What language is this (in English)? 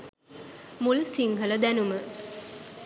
Sinhala